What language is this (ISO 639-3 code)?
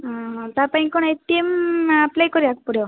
ori